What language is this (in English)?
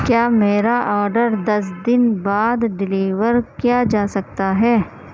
Urdu